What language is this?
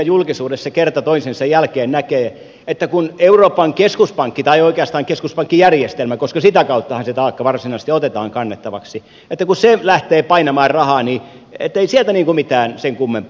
Finnish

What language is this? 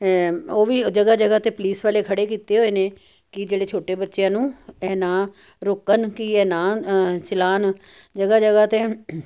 Punjabi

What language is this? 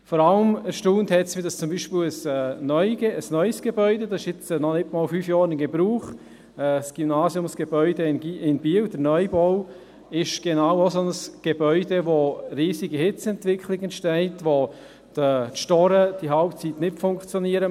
Swiss German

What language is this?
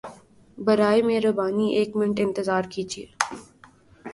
Urdu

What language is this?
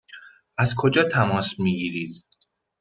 Persian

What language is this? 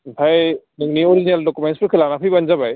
Bodo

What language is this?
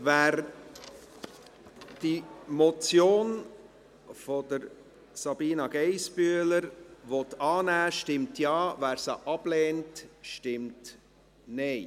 Swiss German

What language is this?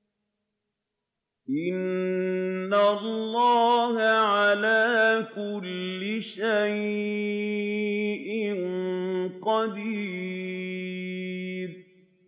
Arabic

